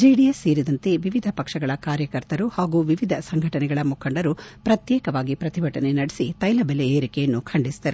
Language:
Kannada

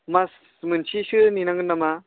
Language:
Bodo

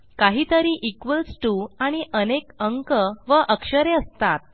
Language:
Marathi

